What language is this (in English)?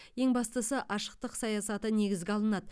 Kazakh